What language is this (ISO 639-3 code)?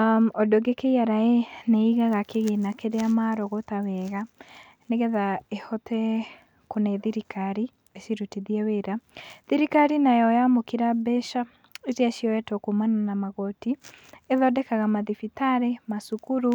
kik